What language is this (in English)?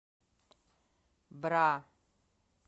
Russian